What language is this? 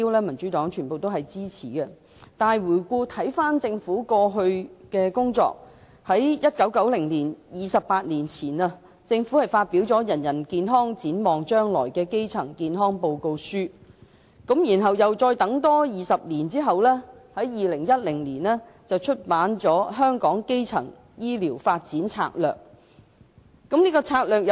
Cantonese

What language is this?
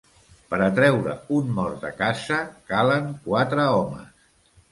Catalan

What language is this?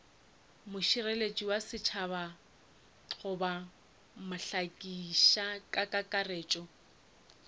Northern Sotho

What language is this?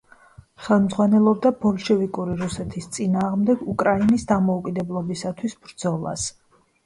Georgian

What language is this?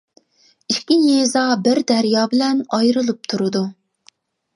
Uyghur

